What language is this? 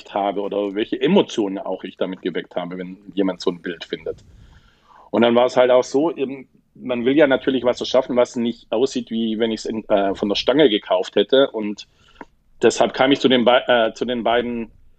German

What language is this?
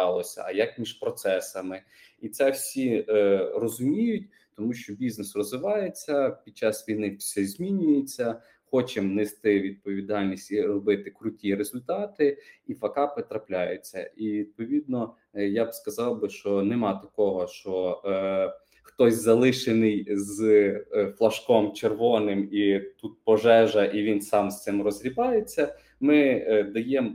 Ukrainian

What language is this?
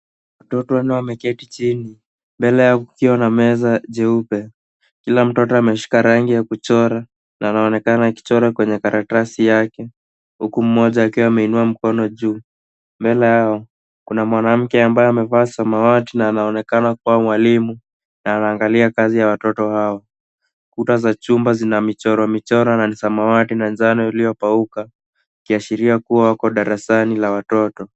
Swahili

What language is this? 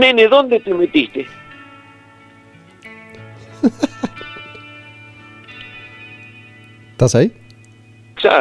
Spanish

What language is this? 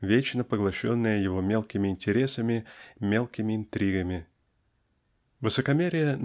Russian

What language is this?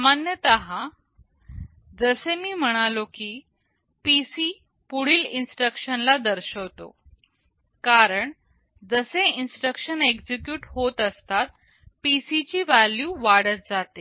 Marathi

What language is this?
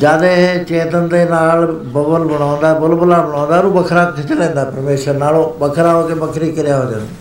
Punjabi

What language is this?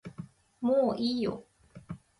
Japanese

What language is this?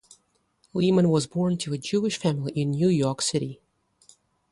English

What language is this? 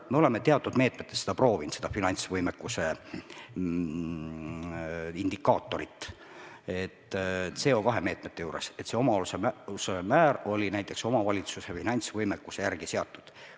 Estonian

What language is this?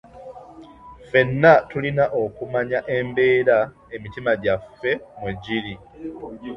Ganda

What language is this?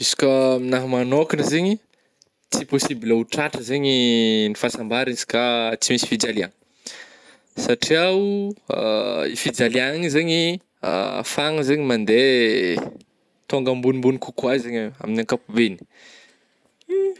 Northern Betsimisaraka Malagasy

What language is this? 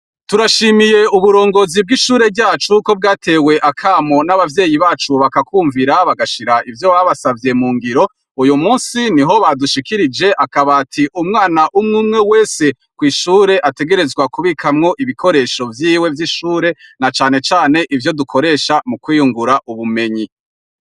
Rundi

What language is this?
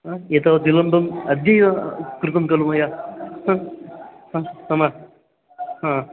Sanskrit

